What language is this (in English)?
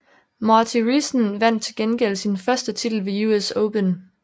Danish